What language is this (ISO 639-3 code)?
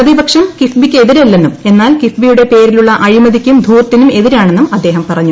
mal